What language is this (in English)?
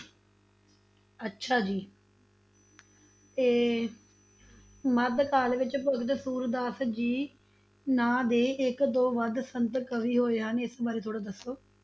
Punjabi